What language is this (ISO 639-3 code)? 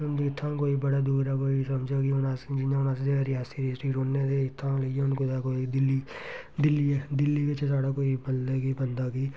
doi